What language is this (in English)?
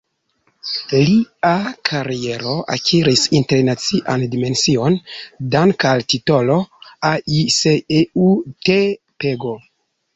Esperanto